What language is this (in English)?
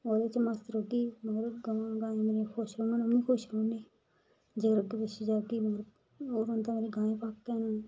Dogri